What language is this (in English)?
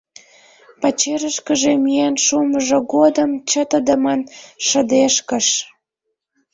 Mari